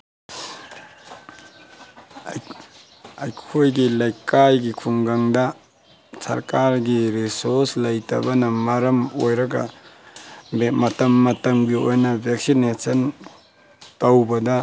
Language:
Manipuri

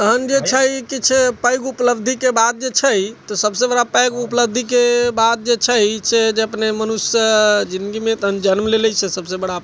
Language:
Maithili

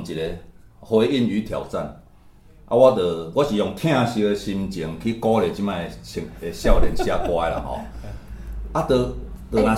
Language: Chinese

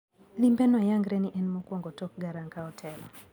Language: Luo (Kenya and Tanzania)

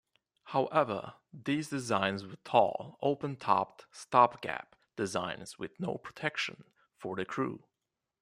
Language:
English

